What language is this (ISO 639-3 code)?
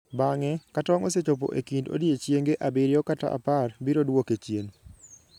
luo